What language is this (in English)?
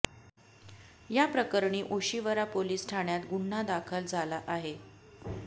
Marathi